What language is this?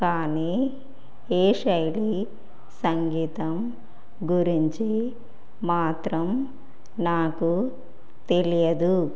Telugu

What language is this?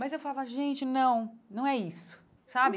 Portuguese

